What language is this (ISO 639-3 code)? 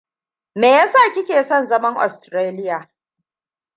hau